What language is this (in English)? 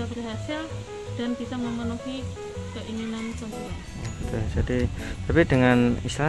Indonesian